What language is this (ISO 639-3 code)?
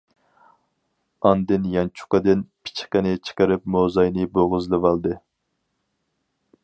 uig